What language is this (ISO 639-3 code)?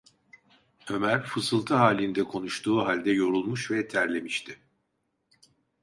tur